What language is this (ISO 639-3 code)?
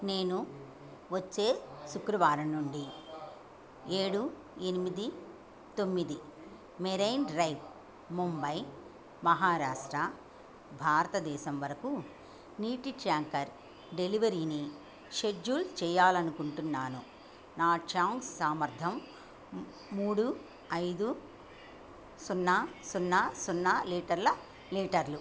tel